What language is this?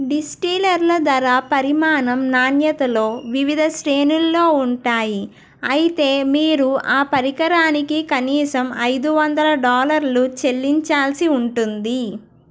Telugu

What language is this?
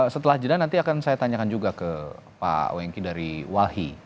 Indonesian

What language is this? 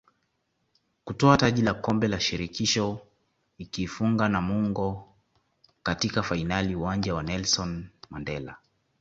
Swahili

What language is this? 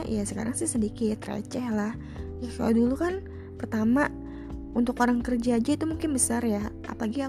Indonesian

